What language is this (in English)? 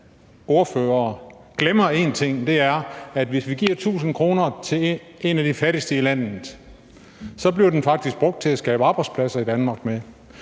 Danish